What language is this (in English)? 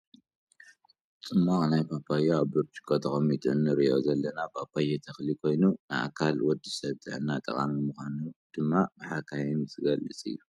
Tigrinya